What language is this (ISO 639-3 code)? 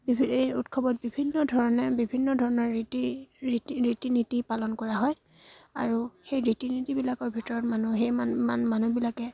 asm